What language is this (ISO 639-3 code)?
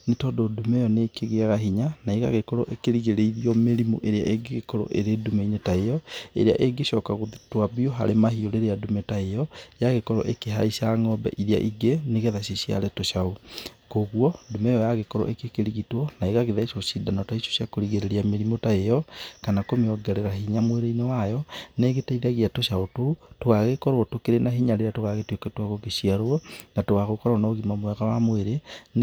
kik